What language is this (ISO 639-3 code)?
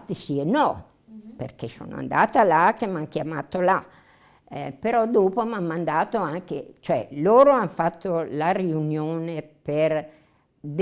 ita